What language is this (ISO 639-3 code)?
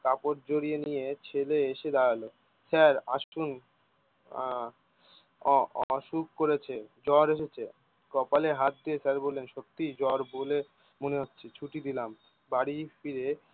ben